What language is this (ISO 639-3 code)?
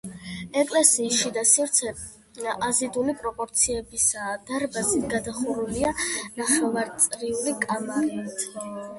kat